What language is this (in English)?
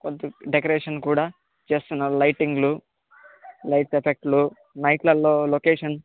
Telugu